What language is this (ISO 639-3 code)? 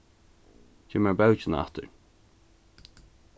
fao